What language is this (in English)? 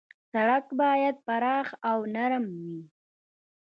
Pashto